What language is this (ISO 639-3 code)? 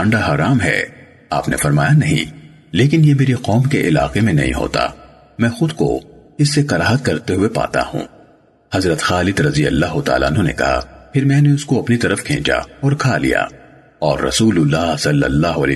urd